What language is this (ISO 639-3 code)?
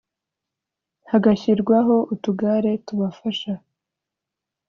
kin